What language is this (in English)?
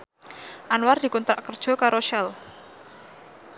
Javanese